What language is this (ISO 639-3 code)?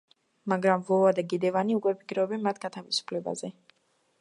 kat